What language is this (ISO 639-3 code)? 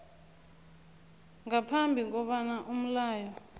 nbl